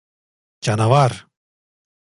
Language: Turkish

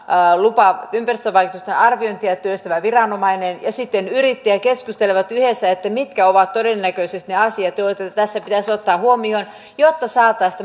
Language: Finnish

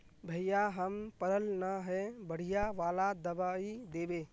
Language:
Magahi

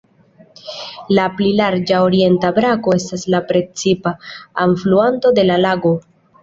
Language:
Esperanto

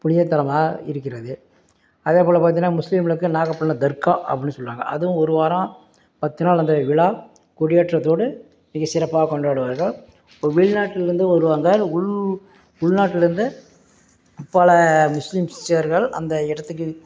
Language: Tamil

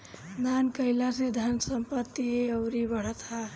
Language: Bhojpuri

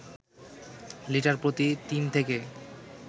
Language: Bangla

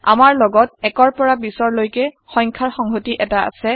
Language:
Assamese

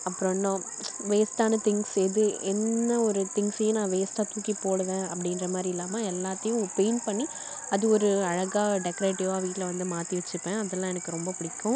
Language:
Tamil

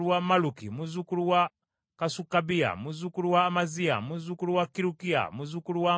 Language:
Ganda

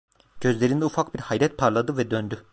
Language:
Turkish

